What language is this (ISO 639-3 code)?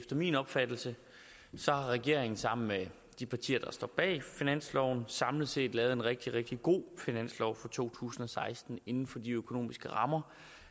dan